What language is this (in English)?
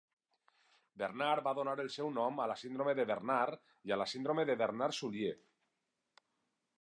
Catalan